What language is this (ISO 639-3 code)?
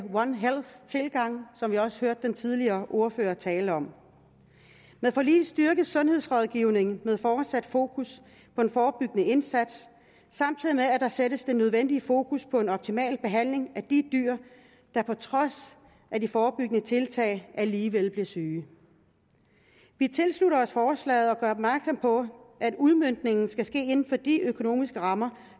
dan